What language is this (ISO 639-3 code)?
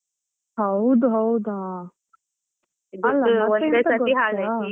kan